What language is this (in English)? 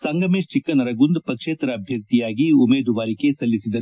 Kannada